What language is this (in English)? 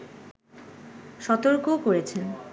Bangla